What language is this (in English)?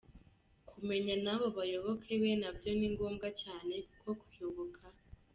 Kinyarwanda